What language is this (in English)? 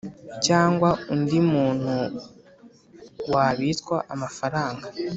Kinyarwanda